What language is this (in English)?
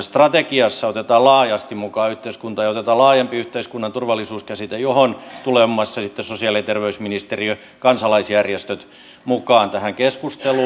Finnish